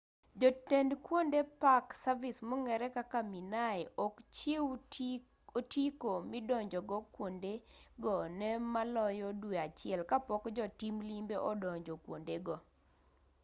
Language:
Luo (Kenya and Tanzania)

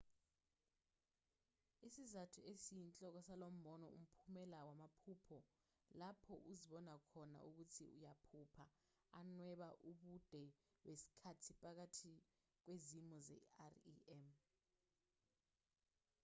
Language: Zulu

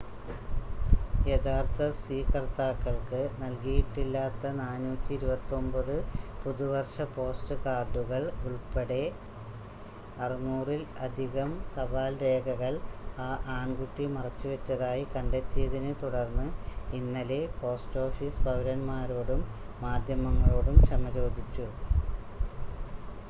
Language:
Malayalam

